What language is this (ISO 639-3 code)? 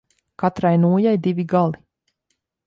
lav